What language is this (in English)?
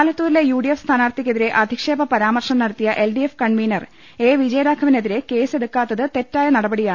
Malayalam